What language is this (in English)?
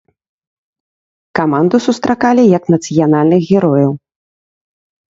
Belarusian